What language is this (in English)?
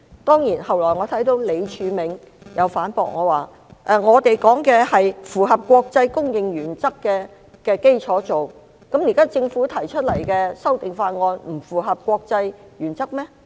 Cantonese